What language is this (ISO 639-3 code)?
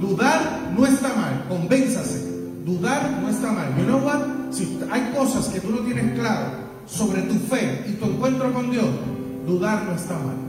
spa